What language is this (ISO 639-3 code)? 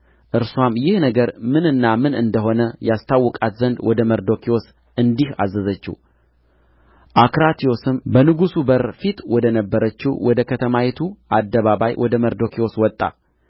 amh